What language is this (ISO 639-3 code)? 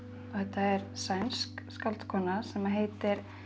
isl